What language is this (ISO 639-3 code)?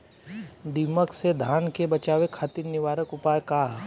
bho